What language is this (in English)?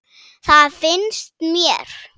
Icelandic